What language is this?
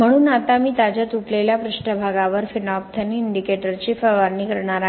Marathi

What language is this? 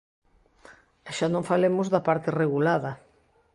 Galician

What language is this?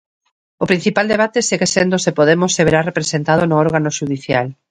Galician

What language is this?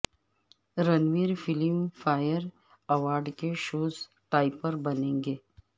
Urdu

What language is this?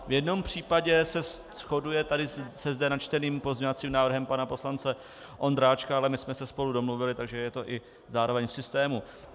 Czech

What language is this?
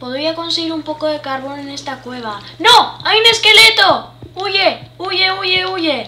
Spanish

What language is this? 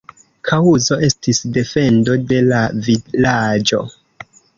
Esperanto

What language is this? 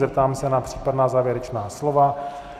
Czech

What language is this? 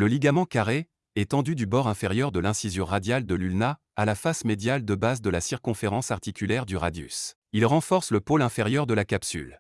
French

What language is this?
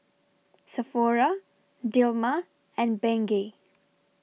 English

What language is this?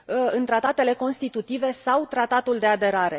Romanian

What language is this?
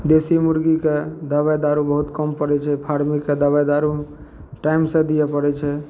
Maithili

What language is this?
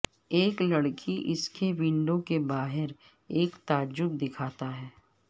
Urdu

